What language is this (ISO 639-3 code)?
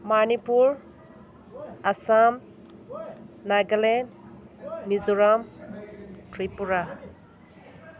mni